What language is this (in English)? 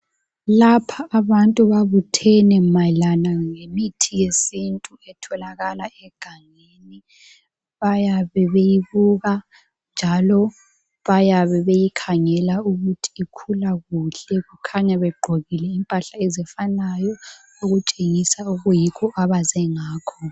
North Ndebele